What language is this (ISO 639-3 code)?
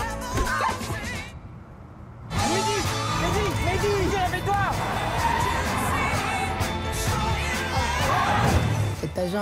fra